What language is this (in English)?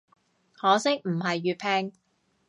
Cantonese